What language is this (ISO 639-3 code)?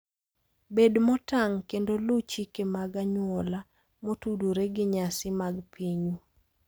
luo